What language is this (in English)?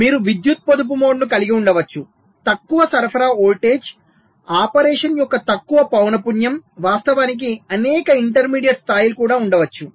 Telugu